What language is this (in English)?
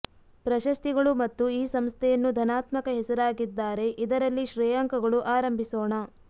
Kannada